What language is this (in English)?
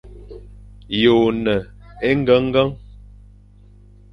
Fang